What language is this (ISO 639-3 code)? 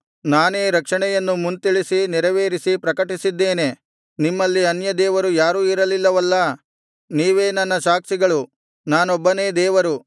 kan